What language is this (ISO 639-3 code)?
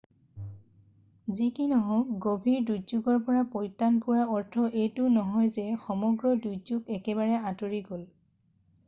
asm